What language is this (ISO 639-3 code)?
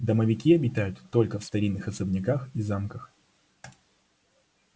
rus